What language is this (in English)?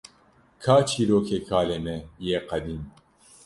Kurdish